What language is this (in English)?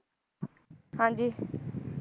Punjabi